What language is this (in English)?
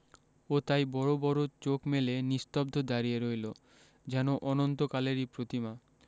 Bangla